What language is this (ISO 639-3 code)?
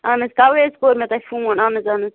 kas